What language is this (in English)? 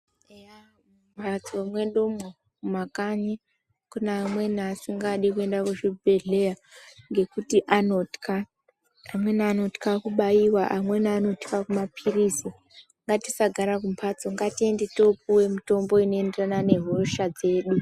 Ndau